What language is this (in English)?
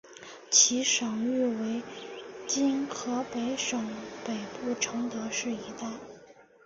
Chinese